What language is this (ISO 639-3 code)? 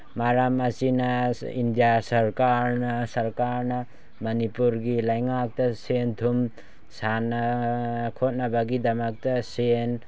mni